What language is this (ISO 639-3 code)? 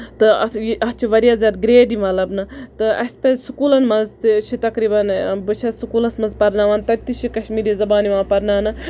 kas